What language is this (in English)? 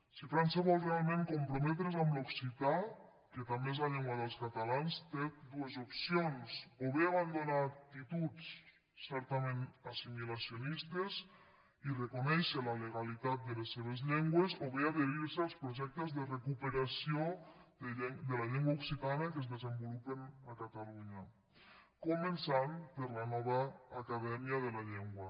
Catalan